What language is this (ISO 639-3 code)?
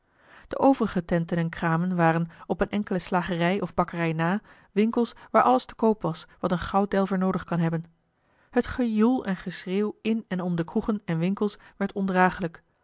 nld